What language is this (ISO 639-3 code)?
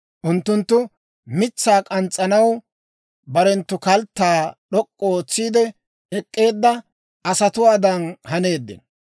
dwr